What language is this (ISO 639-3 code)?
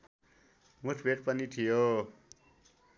nep